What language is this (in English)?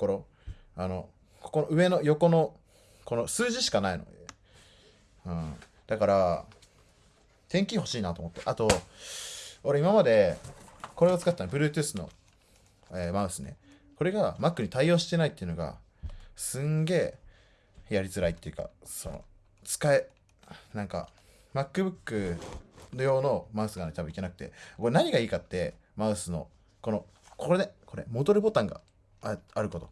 Japanese